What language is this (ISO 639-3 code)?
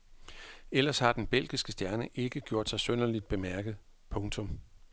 dan